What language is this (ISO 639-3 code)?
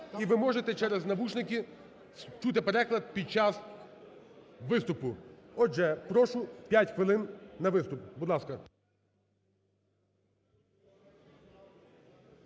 ukr